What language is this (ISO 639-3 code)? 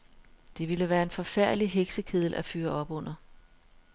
dan